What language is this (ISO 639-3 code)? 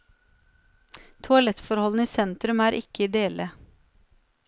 nor